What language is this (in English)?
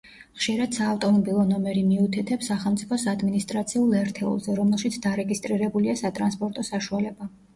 Georgian